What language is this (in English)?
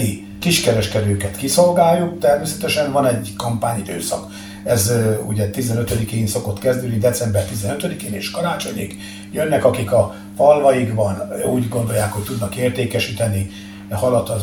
Hungarian